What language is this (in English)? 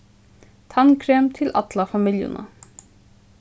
Faroese